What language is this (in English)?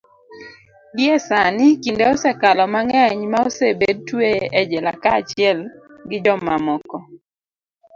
Luo (Kenya and Tanzania)